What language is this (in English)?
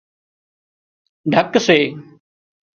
Wadiyara Koli